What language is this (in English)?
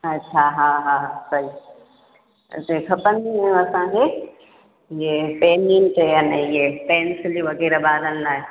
Sindhi